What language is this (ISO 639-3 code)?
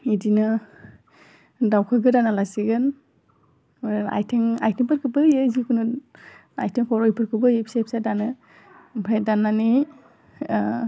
brx